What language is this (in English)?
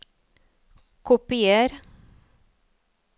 Norwegian